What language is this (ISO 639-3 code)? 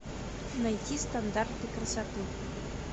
rus